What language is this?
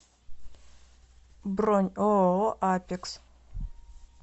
Russian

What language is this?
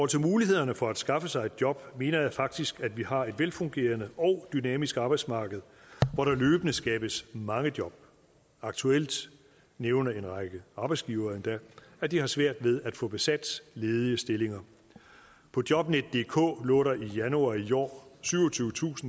Danish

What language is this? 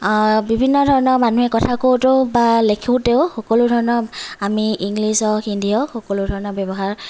Assamese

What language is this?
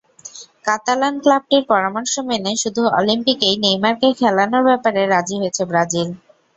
Bangla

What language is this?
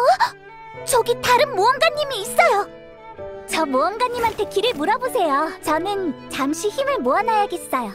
Korean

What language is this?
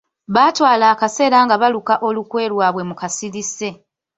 Ganda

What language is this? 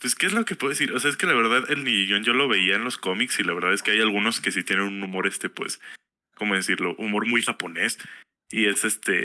Spanish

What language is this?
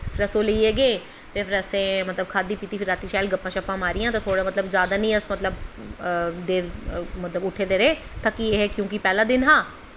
Dogri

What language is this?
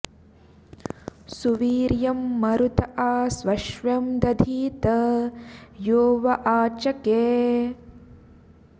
Sanskrit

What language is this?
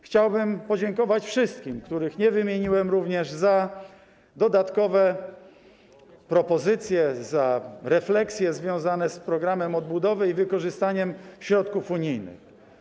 Polish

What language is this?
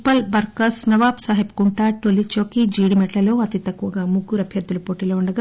Telugu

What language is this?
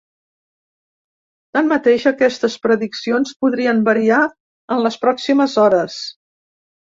Catalan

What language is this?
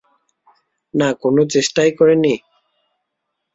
Bangla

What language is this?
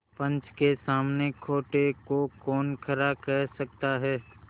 Hindi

